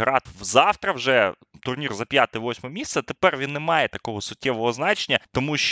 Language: Ukrainian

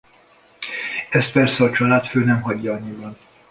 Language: Hungarian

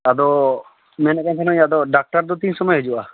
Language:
Santali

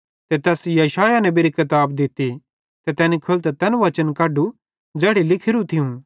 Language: Bhadrawahi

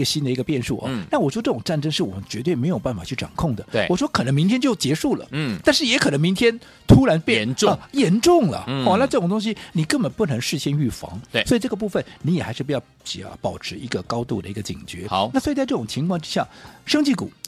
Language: Chinese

